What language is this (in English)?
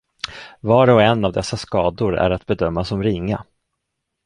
Swedish